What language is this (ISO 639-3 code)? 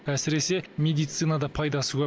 kaz